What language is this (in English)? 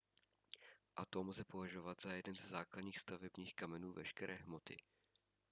Czech